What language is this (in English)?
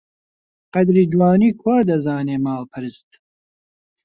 Central Kurdish